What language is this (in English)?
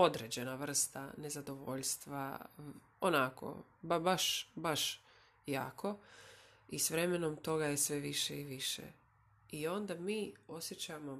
Croatian